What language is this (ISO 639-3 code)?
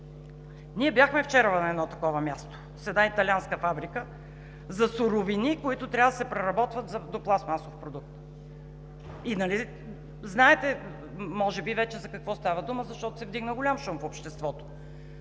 bul